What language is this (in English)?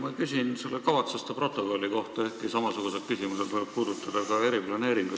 Estonian